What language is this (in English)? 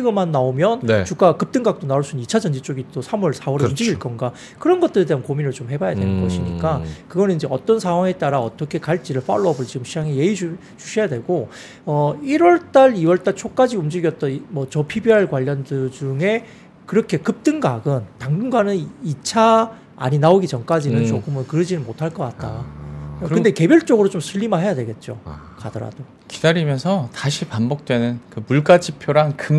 Korean